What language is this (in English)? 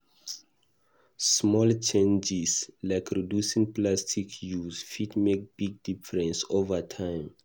Nigerian Pidgin